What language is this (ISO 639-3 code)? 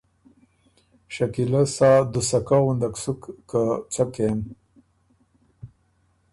oru